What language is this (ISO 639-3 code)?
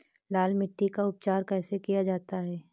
hin